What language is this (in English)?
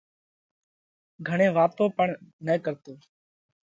Parkari Koli